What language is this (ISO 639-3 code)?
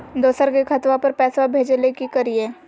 mag